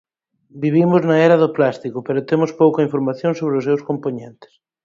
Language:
Galician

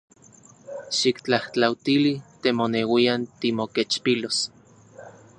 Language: Central Puebla Nahuatl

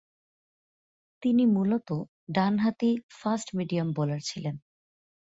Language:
Bangla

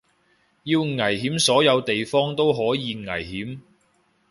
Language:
Cantonese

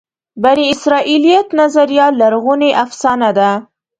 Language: Pashto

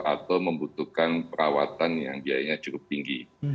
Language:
Indonesian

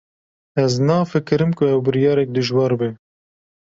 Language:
Kurdish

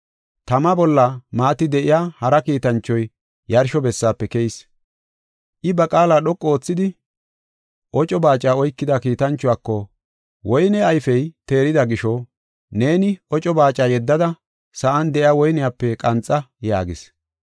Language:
Gofa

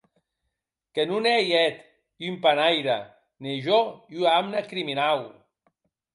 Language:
Occitan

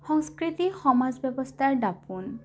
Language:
Assamese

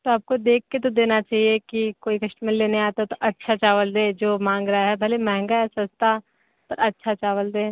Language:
Hindi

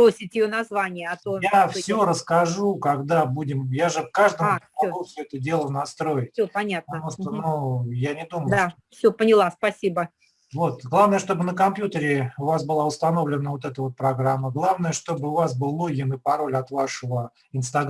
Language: Russian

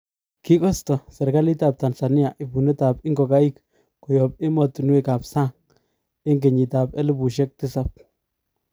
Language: Kalenjin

